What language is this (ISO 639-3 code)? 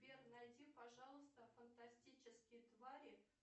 rus